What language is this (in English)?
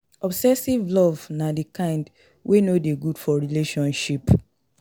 Nigerian Pidgin